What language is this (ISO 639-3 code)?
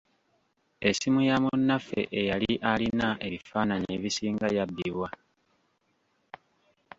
lug